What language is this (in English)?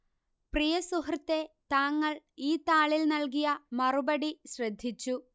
Malayalam